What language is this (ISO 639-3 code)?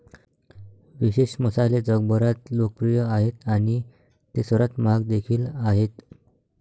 mar